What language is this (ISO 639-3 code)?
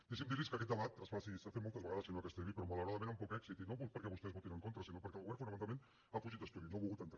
cat